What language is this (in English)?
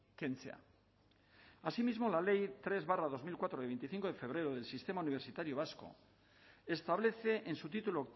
Spanish